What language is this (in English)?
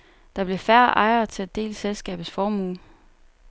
Danish